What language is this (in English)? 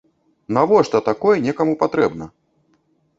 Belarusian